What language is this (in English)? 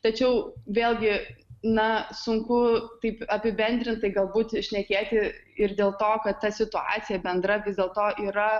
Lithuanian